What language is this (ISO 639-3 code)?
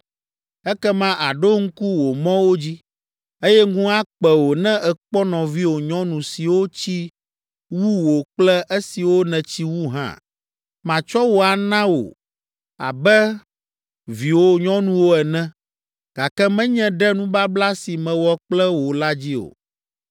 ewe